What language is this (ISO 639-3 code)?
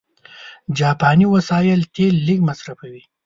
pus